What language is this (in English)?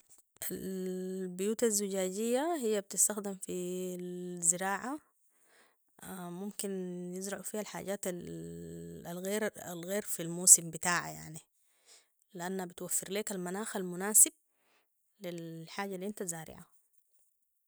Sudanese Arabic